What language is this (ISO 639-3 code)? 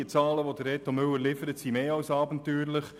gsw